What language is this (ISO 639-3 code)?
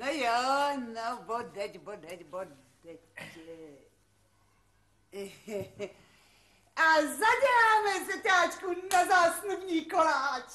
ces